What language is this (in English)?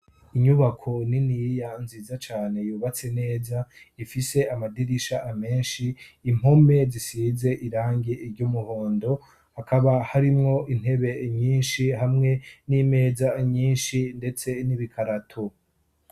Rundi